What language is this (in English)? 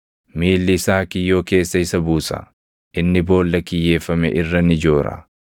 Oromo